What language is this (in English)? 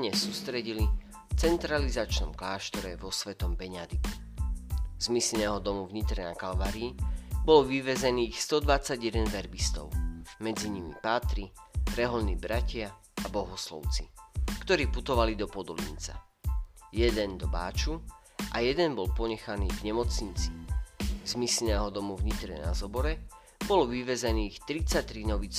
Slovak